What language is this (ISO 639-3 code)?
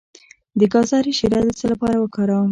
pus